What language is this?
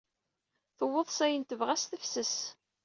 Kabyle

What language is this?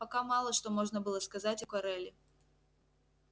Russian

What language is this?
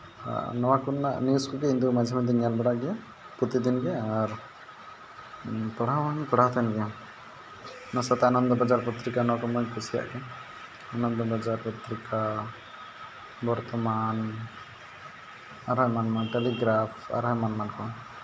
Santali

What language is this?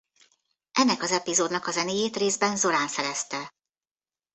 Hungarian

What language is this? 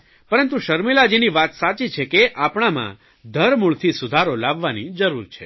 Gujarati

